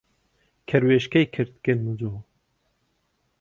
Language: Central Kurdish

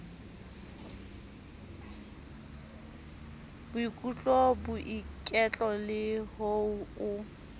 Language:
Southern Sotho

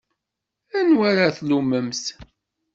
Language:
Kabyle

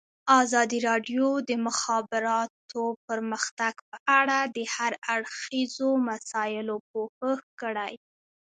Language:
Pashto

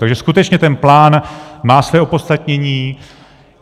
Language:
Czech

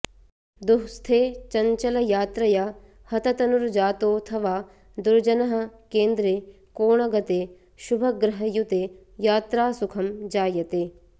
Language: Sanskrit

